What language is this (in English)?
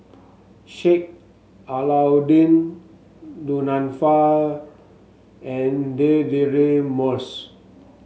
English